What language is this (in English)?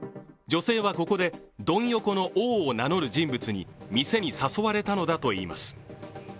Japanese